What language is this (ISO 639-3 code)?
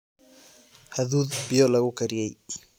som